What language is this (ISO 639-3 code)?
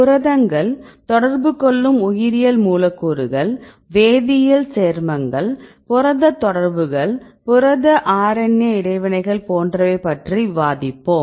tam